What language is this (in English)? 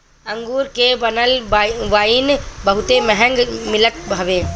Bhojpuri